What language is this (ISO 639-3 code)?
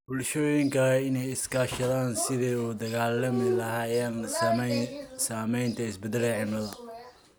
som